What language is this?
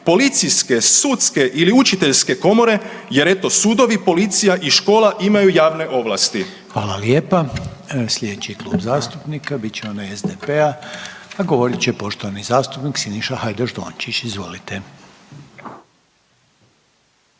Croatian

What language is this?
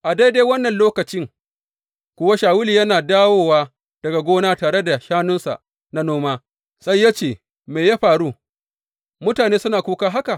Hausa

